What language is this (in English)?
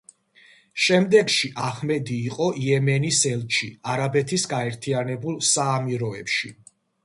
Georgian